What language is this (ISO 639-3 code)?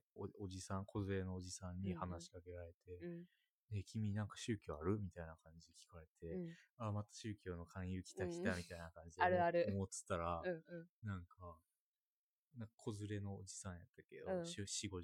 jpn